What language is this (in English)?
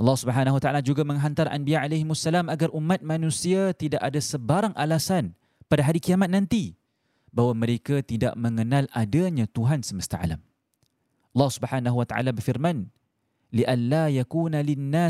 Malay